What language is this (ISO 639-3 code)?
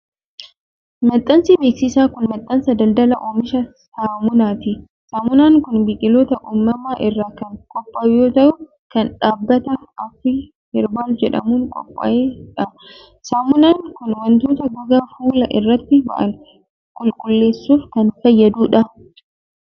orm